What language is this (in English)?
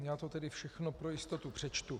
Czech